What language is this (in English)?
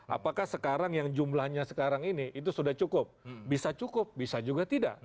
Indonesian